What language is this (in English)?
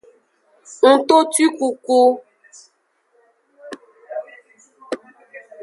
Aja (Benin)